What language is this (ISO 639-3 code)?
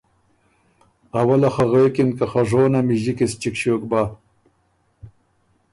oru